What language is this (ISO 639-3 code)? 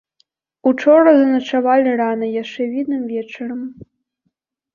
bel